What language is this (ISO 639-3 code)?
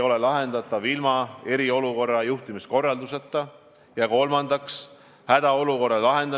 est